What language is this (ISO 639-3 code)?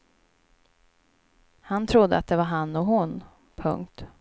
swe